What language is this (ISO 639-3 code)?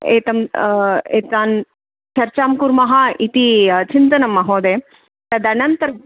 san